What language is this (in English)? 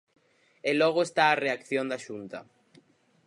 Galician